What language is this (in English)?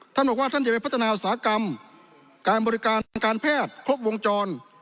Thai